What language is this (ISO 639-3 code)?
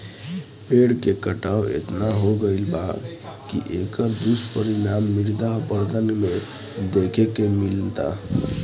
bho